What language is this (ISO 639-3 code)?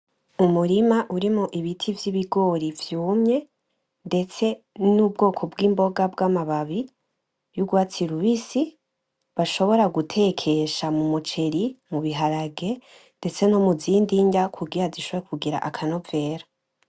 run